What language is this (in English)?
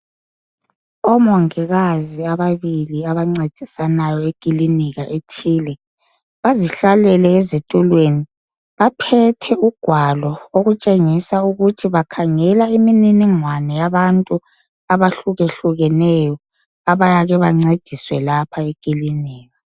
North Ndebele